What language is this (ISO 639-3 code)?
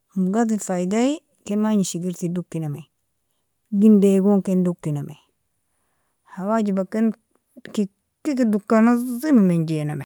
fia